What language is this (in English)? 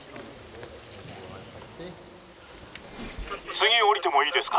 Japanese